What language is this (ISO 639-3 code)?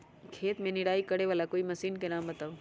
mag